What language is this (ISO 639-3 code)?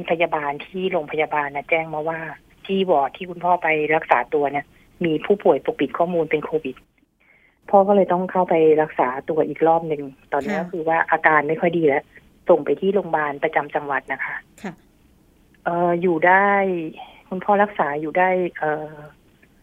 tha